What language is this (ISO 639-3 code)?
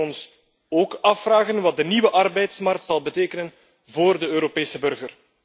nld